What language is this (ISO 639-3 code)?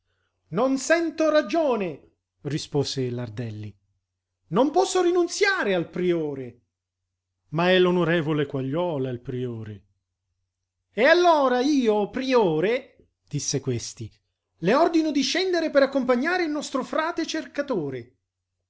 ita